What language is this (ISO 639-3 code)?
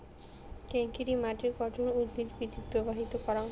ben